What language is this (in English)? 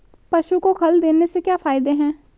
Hindi